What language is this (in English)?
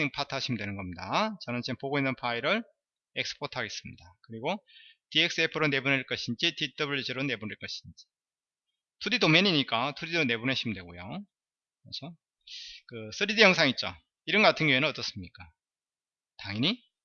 Korean